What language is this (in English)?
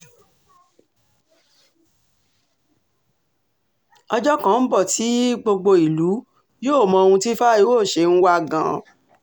Yoruba